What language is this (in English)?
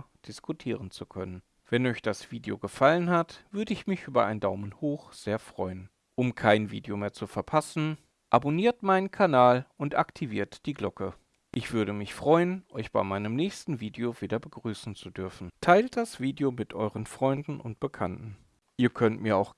German